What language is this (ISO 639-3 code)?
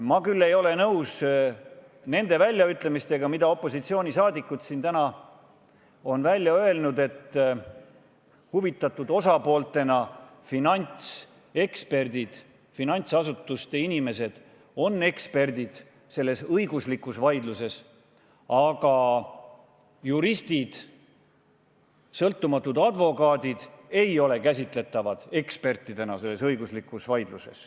est